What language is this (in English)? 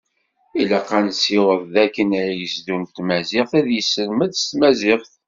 Kabyle